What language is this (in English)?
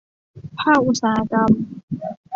Thai